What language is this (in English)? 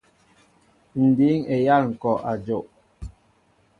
Mbo (Cameroon)